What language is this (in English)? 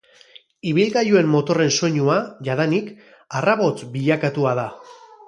Basque